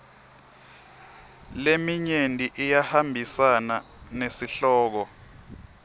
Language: Swati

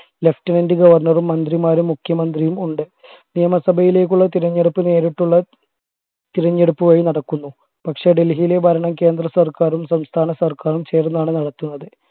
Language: Malayalam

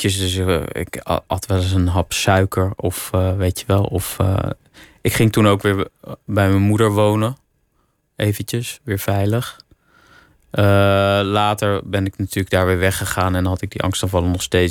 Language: Dutch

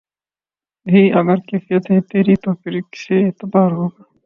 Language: Urdu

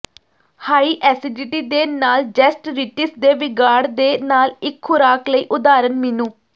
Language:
Punjabi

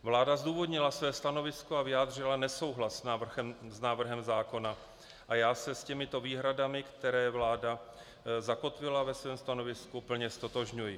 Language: Czech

